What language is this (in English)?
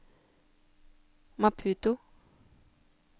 Norwegian